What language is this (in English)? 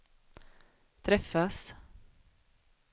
Swedish